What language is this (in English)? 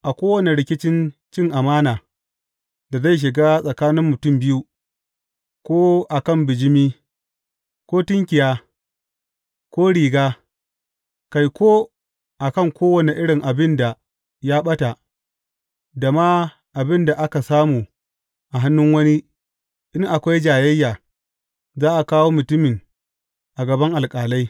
Hausa